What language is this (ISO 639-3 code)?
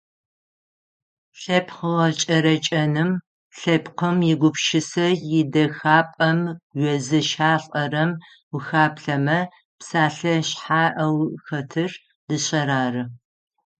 ady